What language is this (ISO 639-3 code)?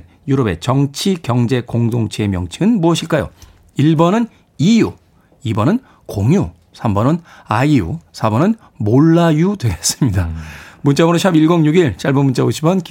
kor